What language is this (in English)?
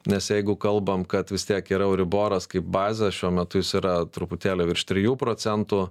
Lithuanian